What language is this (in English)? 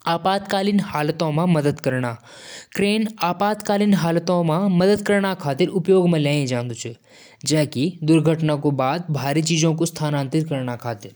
Jaunsari